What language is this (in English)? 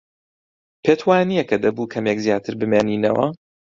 Central Kurdish